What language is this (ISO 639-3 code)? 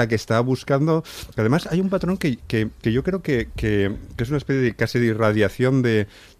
spa